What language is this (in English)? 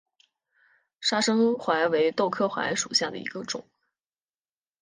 Chinese